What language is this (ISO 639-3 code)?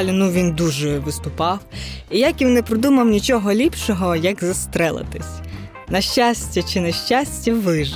ukr